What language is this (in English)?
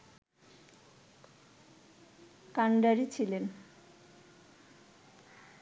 Bangla